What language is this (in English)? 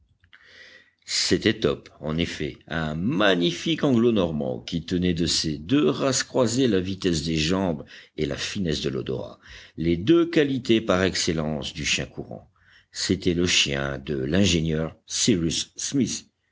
French